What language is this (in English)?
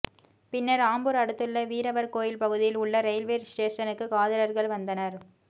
Tamil